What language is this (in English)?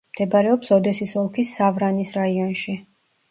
Georgian